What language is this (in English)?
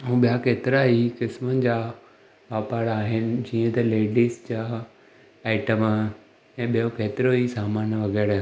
Sindhi